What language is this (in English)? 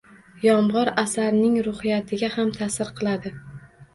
Uzbek